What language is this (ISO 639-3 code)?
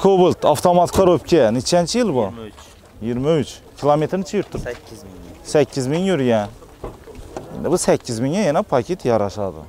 tur